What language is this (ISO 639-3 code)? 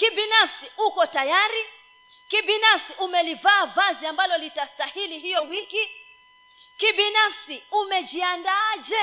swa